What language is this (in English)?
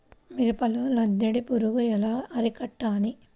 Telugu